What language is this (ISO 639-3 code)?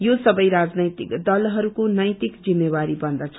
nep